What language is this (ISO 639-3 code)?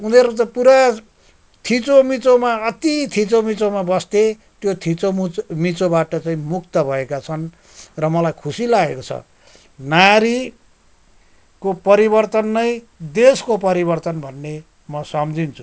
nep